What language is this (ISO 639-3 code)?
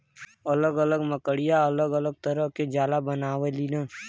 bho